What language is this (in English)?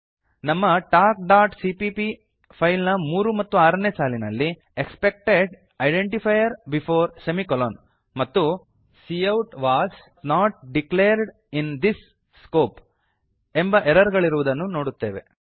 Kannada